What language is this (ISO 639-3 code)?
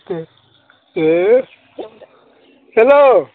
brx